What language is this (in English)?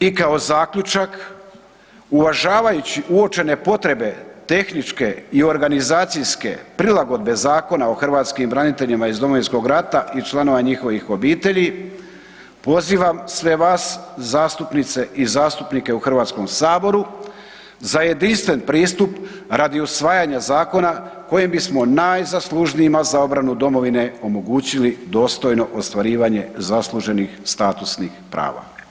Croatian